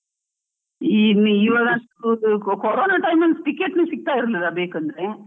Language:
Kannada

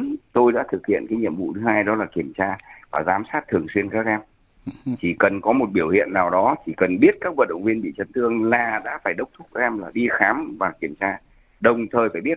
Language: Vietnamese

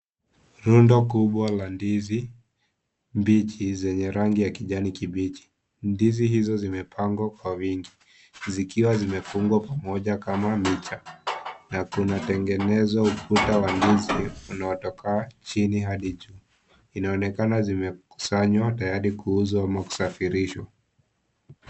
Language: Swahili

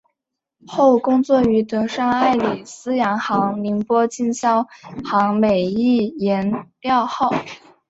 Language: Chinese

